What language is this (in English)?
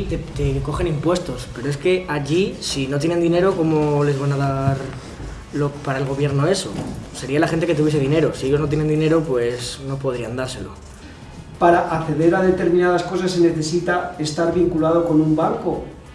Spanish